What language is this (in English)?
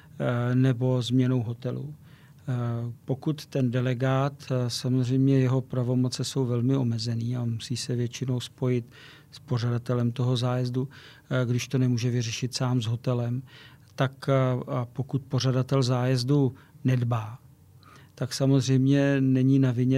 Czech